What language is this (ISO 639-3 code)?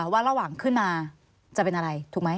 tha